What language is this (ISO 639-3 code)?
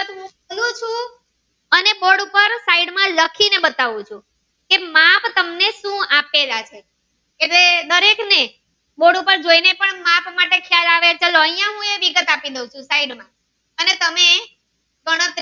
guj